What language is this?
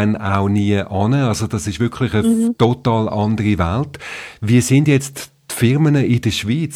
German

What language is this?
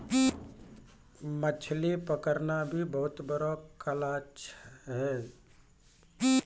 Maithili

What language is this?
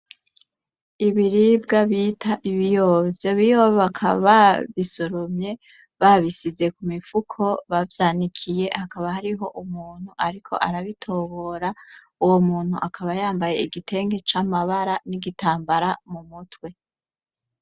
Rundi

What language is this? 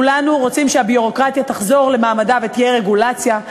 Hebrew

